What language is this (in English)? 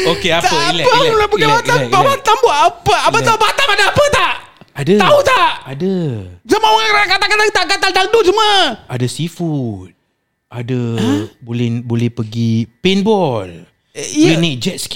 Malay